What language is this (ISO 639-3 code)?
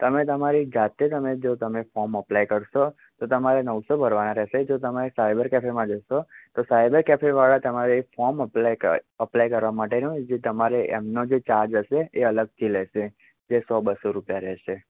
guj